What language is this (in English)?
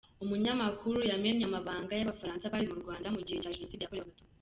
Kinyarwanda